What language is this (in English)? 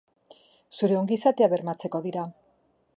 Basque